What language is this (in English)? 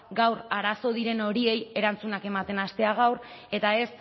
Basque